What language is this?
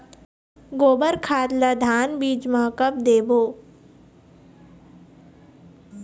Chhattisgarhi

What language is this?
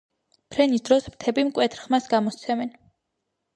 Georgian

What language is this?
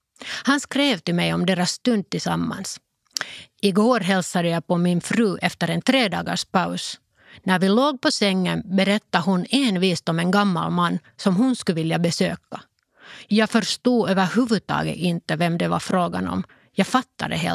Swedish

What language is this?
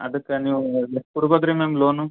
Kannada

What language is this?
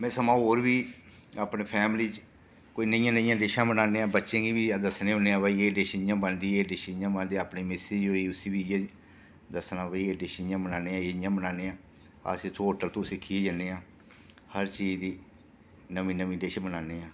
Dogri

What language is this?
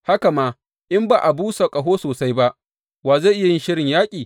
Hausa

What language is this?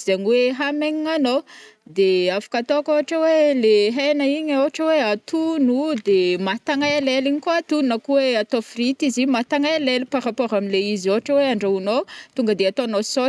Northern Betsimisaraka Malagasy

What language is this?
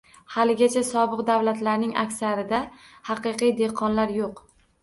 Uzbek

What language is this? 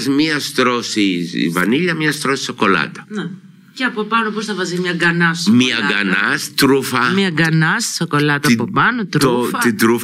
Greek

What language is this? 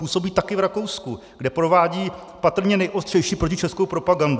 Czech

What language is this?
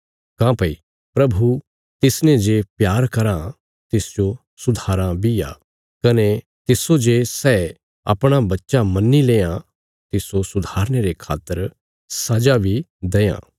Bilaspuri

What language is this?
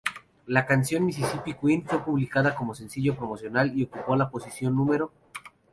Spanish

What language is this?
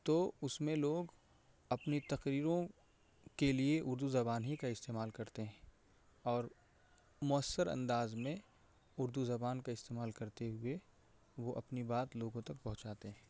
Urdu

